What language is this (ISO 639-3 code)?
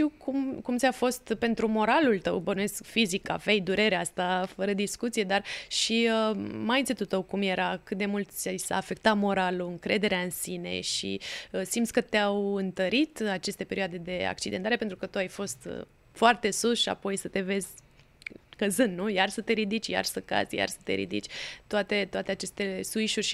ron